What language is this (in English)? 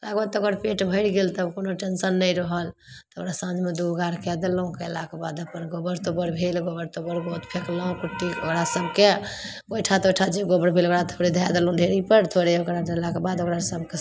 Maithili